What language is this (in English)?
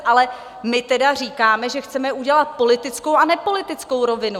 Czech